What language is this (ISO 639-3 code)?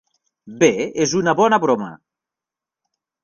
cat